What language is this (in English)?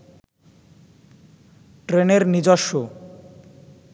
Bangla